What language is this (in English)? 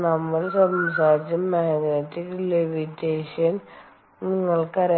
Malayalam